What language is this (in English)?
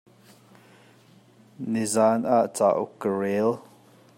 Hakha Chin